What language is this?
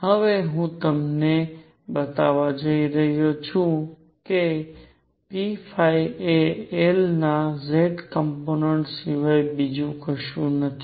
Gujarati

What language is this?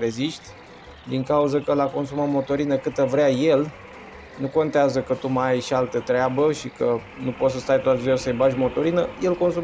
Romanian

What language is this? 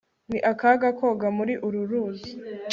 Kinyarwanda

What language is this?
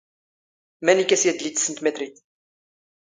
Standard Moroccan Tamazight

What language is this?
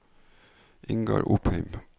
Norwegian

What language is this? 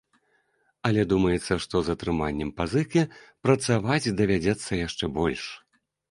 Belarusian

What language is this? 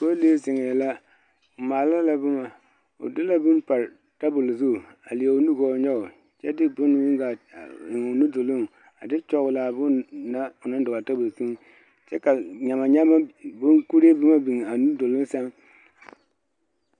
Southern Dagaare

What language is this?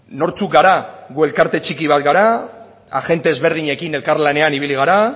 Basque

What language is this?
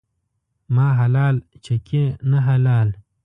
Pashto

